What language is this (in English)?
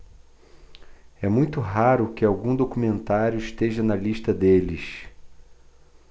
Portuguese